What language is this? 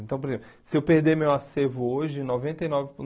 Portuguese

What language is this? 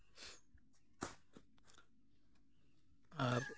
Santali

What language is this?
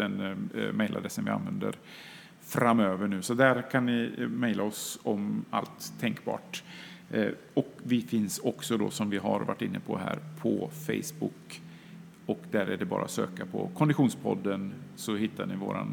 Swedish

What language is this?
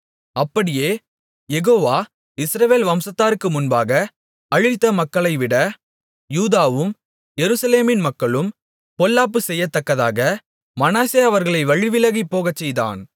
Tamil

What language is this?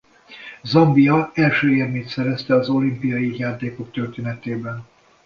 Hungarian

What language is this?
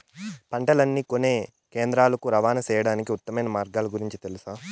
Telugu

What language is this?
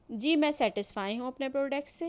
Urdu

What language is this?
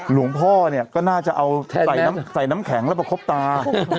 Thai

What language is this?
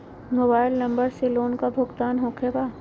Magahi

